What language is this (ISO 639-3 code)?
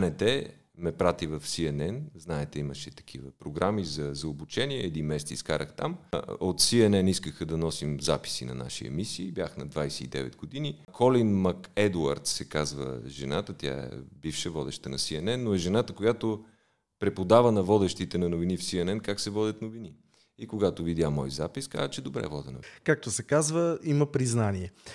bul